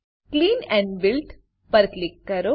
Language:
Gujarati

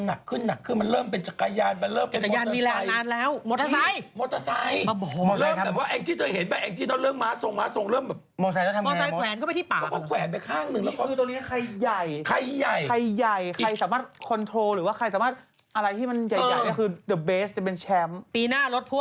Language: Thai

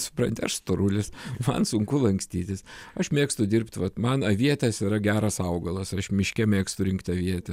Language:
Lithuanian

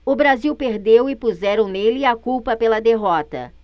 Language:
Portuguese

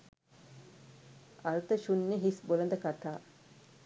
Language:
Sinhala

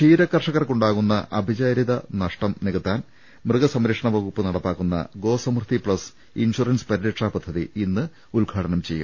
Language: Malayalam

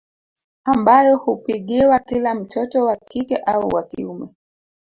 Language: Swahili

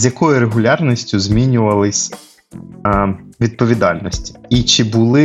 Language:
Ukrainian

